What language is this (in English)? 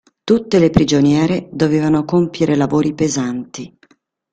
Italian